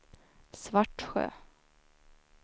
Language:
Swedish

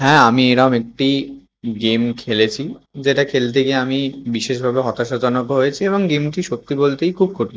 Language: Bangla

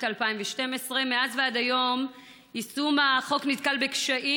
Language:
Hebrew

